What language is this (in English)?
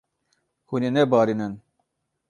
Kurdish